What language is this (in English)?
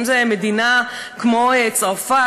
Hebrew